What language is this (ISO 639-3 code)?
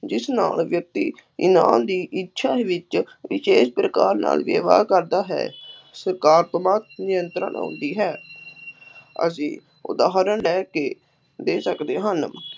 pan